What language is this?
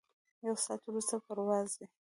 Pashto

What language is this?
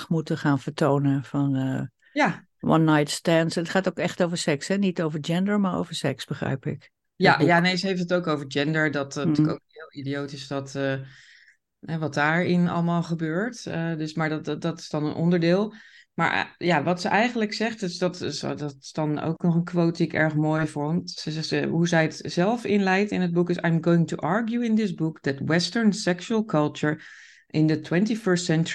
Dutch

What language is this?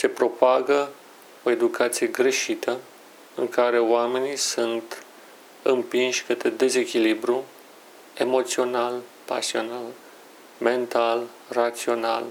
Romanian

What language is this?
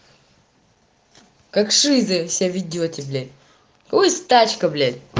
Russian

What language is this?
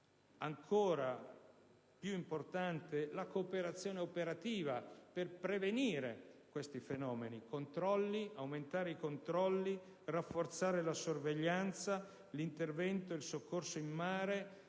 Italian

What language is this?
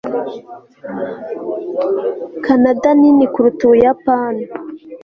Kinyarwanda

